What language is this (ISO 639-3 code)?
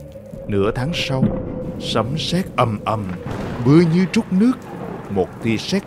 vie